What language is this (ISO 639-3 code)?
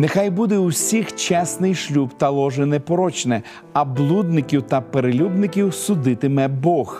ukr